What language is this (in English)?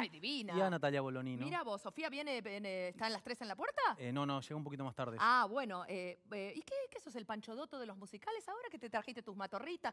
Spanish